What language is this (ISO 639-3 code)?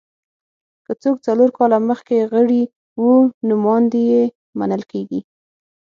pus